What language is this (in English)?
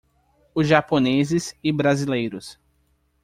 Portuguese